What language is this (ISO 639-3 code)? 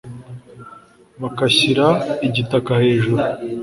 kin